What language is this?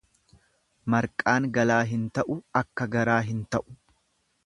Oromo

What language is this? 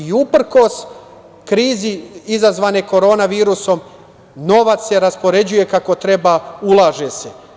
Serbian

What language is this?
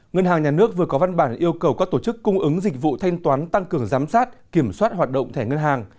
Vietnamese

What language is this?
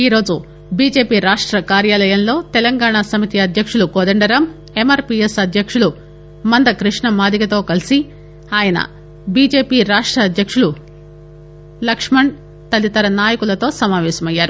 Telugu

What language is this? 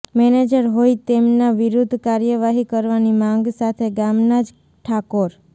Gujarati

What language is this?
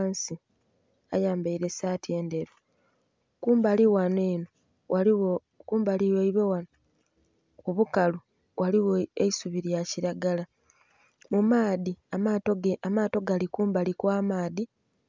Soga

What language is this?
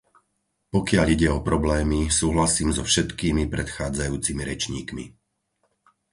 Slovak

